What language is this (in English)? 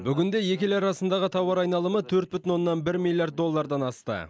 Kazakh